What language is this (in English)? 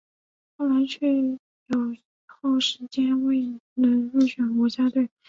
Chinese